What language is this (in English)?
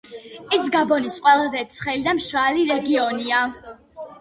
Georgian